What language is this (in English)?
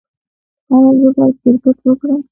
Pashto